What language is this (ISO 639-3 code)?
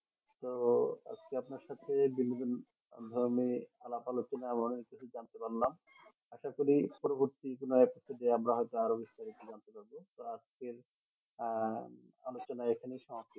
ben